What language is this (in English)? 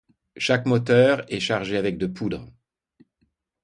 French